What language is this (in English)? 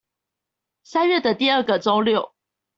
Chinese